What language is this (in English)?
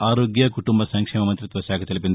Telugu